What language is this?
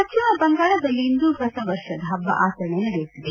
Kannada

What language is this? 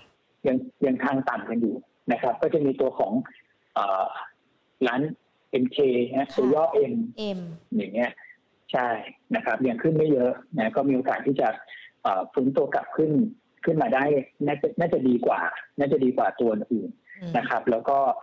Thai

